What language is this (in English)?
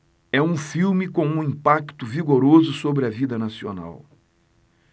Portuguese